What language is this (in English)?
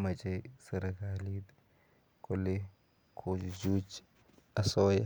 Kalenjin